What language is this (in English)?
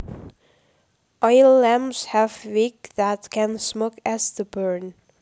Javanese